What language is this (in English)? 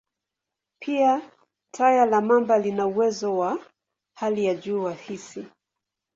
Swahili